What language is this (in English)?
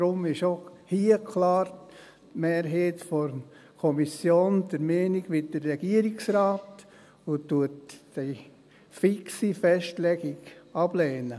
Swiss German